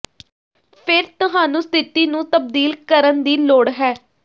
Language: Punjabi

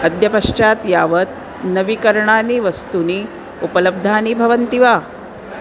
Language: Sanskrit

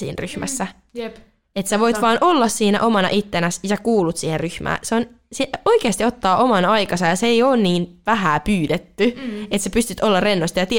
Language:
Finnish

